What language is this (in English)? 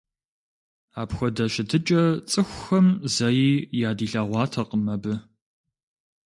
Kabardian